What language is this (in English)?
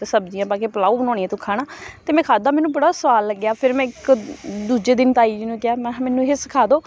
Punjabi